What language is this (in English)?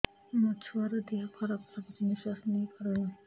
Odia